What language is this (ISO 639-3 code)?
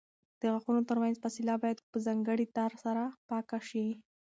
pus